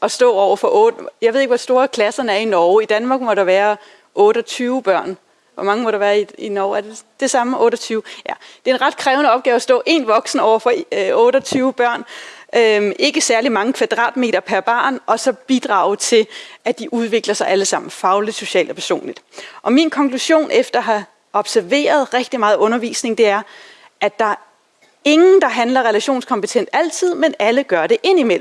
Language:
Danish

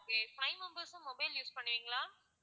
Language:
Tamil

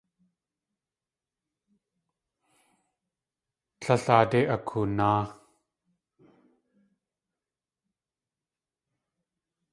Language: Tlingit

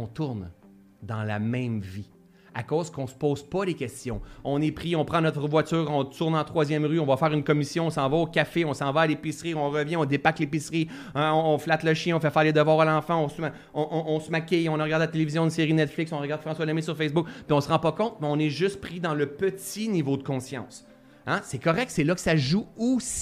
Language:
French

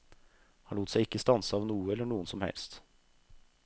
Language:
Norwegian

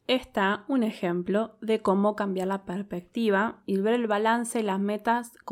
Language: Spanish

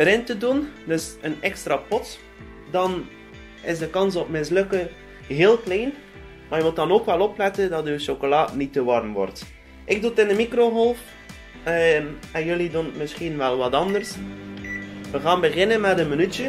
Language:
Dutch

